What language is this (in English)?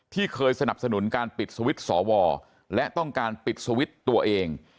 Thai